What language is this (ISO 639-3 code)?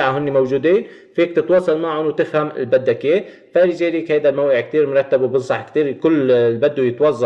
ara